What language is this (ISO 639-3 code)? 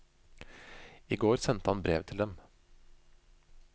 nor